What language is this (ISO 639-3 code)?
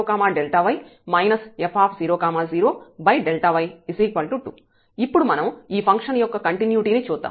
tel